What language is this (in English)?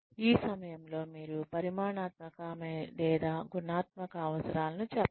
Telugu